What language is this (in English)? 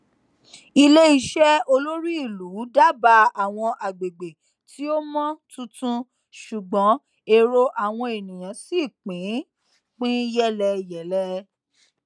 Yoruba